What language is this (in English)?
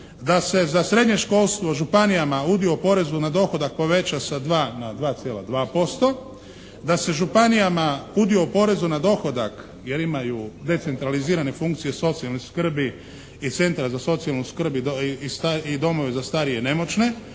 Croatian